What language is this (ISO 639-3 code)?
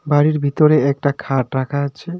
ben